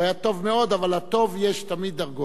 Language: Hebrew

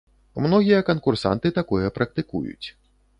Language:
Belarusian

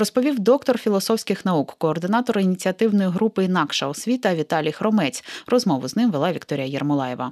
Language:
Ukrainian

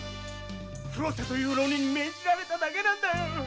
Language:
Japanese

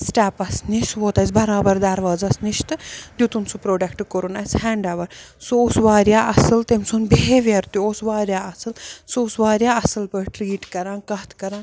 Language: Kashmiri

